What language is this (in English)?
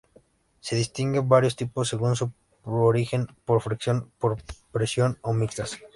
Spanish